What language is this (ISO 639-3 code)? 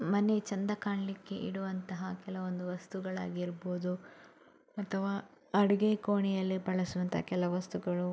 kan